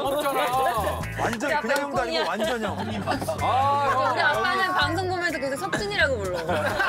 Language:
Korean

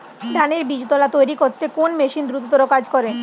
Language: Bangla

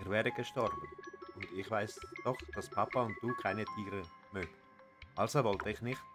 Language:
German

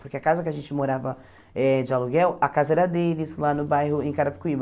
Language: Portuguese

